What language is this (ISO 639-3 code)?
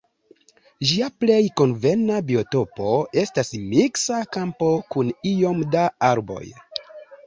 epo